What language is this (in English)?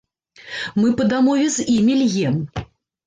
Belarusian